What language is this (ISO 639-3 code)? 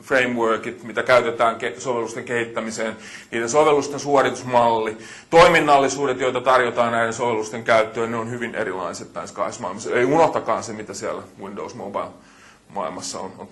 fin